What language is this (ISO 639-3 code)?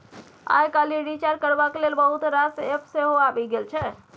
mai